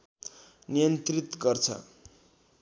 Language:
Nepali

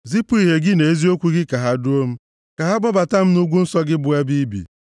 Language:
Igbo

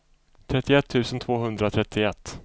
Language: Swedish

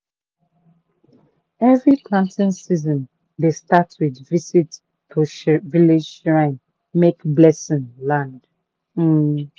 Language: Nigerian Pidgin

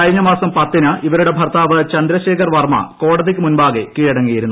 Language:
Malayalam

